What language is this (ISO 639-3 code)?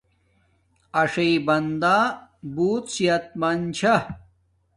dmk